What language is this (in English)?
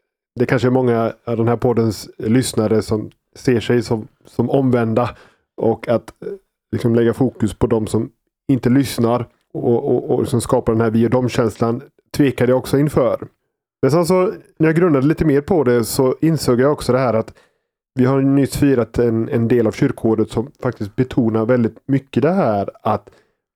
Swedish